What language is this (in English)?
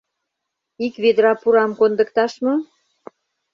Mari